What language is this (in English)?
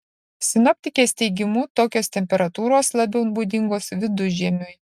Lithuanian